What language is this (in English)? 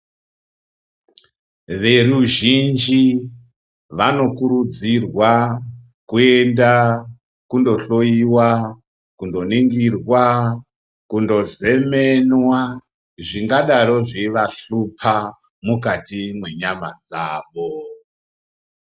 Ndau